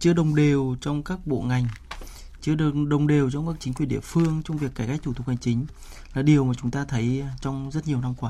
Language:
Vietnamese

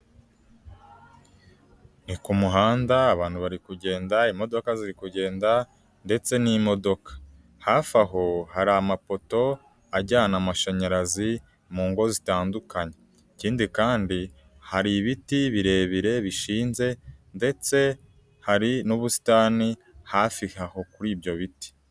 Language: Kinyarwanda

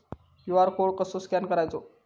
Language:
Marathi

